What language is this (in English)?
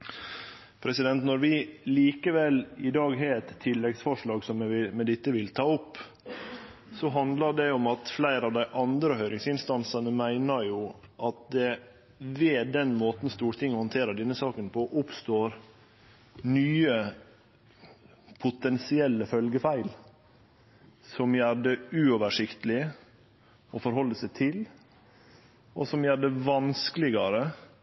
Norwegian Nynorsk